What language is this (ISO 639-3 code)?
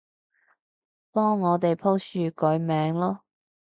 yue